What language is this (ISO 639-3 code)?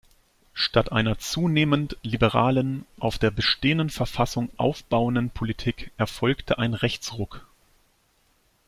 deu